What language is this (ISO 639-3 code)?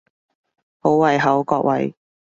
yue